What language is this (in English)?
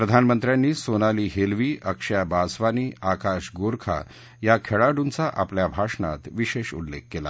Marathi